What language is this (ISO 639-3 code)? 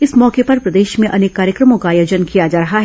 hin